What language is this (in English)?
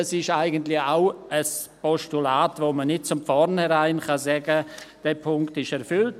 Swiss German